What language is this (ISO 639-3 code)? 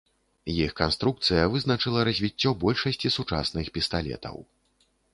bel